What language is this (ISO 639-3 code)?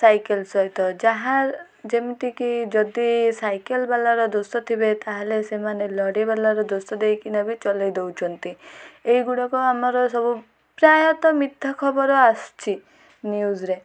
ori